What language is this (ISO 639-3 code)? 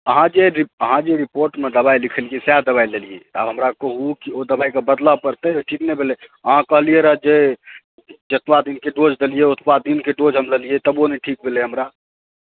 mai